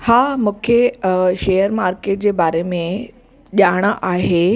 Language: Sindhi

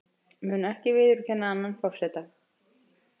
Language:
Icelandic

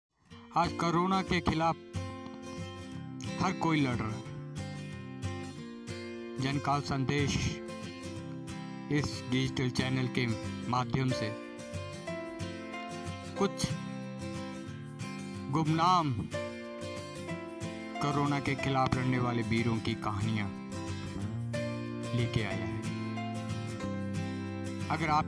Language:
Hindi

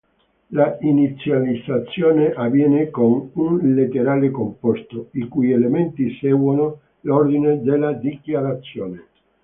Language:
Italian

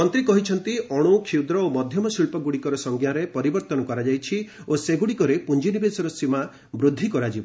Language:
Odia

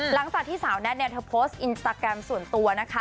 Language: Thai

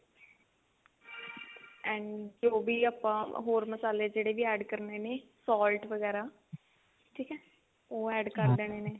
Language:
Punjabi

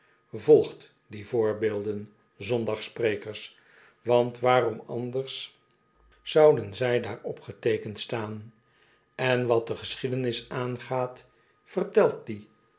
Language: Dutch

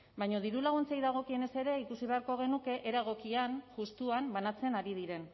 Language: Basque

